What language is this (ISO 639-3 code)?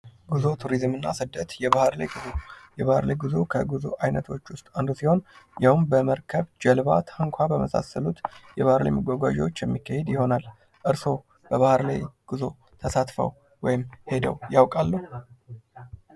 amh